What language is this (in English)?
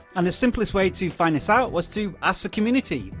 English